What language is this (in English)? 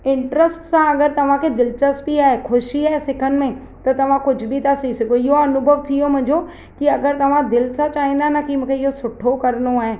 Sindhi